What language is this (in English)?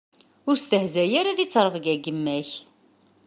Kabyle